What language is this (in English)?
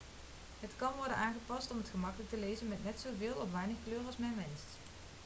Dutch